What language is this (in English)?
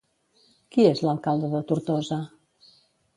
Catalan